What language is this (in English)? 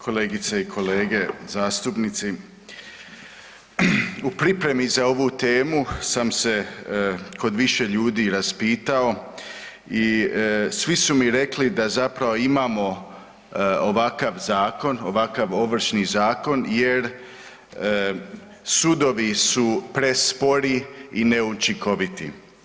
Croatian